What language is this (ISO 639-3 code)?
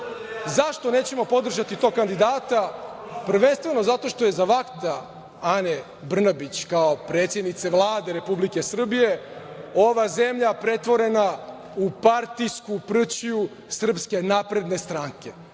srp